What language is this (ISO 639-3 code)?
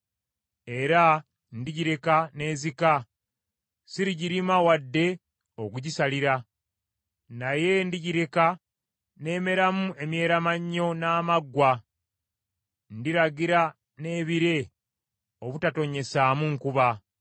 lug